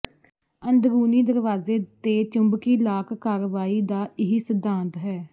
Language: Punjabi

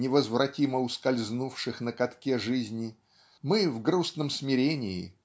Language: Russian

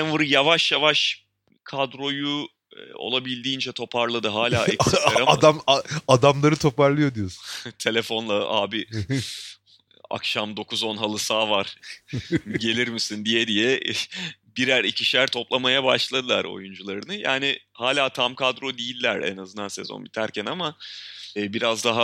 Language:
Turkish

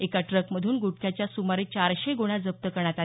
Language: Marathi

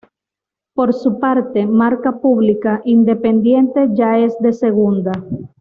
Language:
Spanish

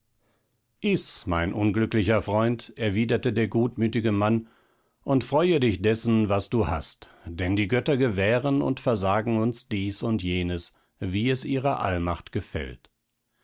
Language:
German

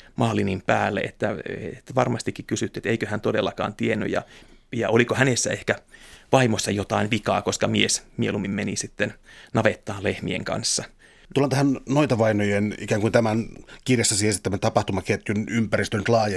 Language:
Finnish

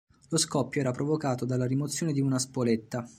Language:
Italian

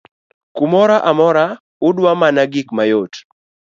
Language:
Luo (Kenya and Tanzania)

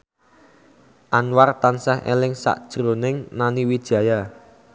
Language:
Javanese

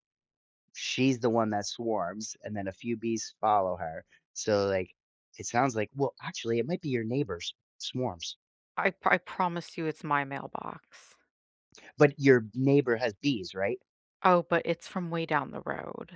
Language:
English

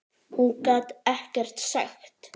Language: Icelandic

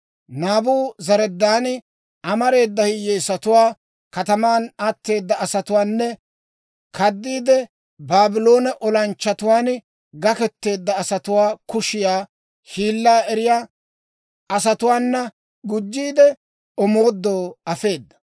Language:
Dawro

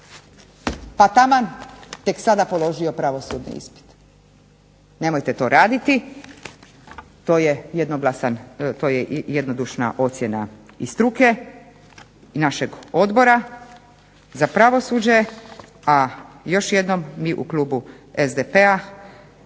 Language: Croatian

